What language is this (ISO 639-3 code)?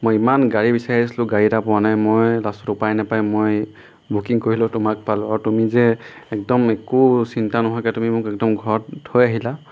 asm